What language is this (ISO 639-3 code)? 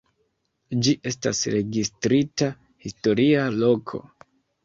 epo